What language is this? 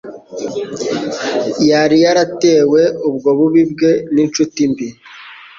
Kinyarwanda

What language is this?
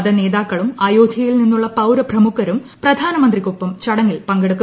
Malayalam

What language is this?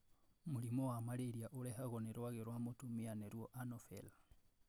Kikuyu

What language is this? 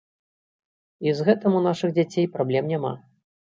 Belarusian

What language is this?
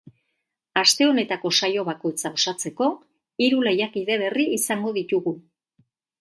Basque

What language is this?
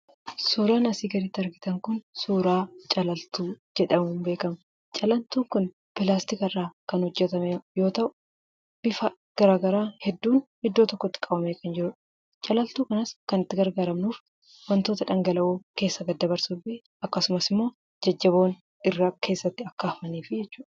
Oromo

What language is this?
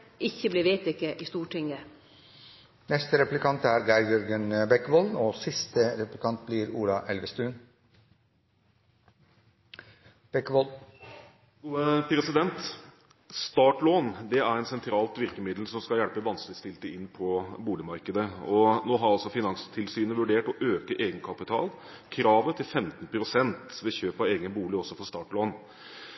Norwegian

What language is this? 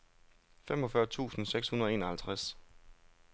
Danish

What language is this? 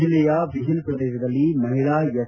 Kannada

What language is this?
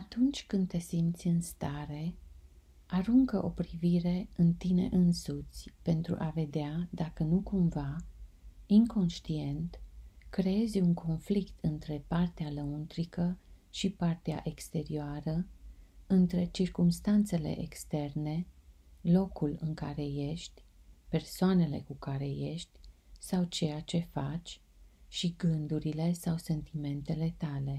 Romanian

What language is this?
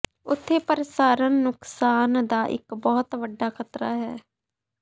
Punjabi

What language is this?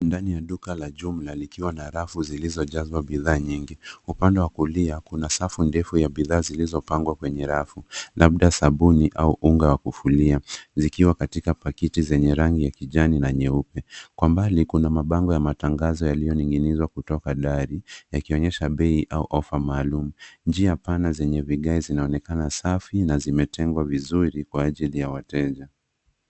Swahili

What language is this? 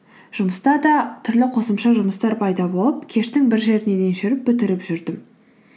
Kazakh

